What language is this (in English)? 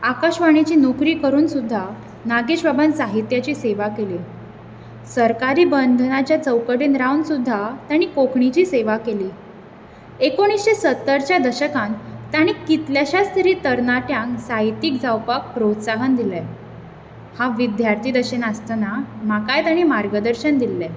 Konkani